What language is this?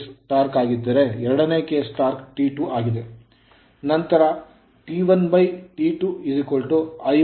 Kannada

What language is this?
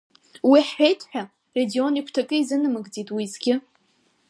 Abkhazian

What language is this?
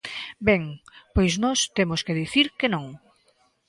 Galician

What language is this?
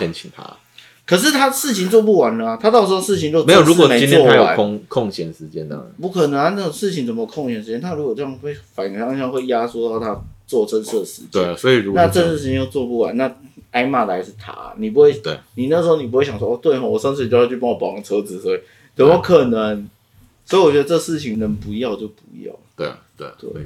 Chinese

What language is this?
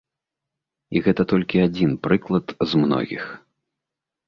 Belarusian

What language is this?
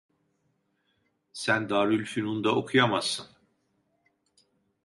Turkish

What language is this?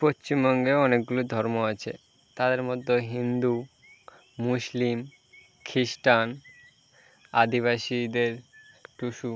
Bangla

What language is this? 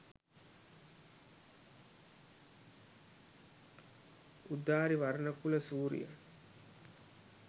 Sinhala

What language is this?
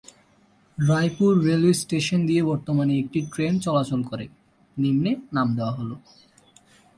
Bangla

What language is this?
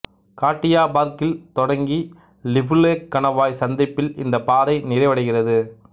Tamil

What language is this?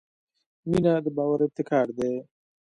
Pashto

